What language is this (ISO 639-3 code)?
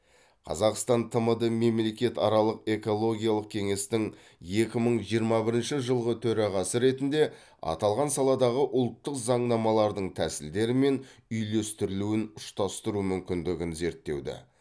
kaz